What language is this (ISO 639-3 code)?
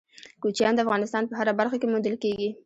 pus